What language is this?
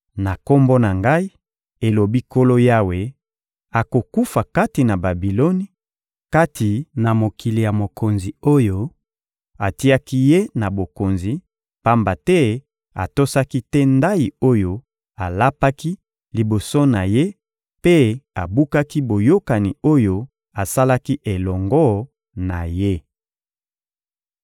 Lingala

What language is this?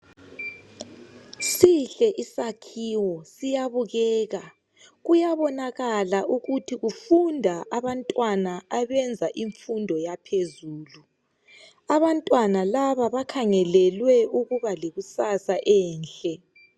North Ndebele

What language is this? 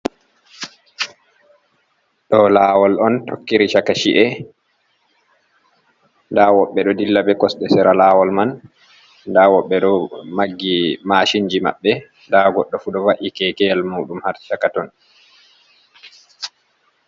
Fula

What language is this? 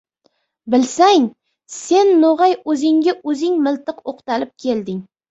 Uzbek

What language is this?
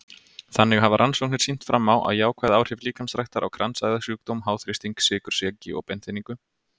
Icelandic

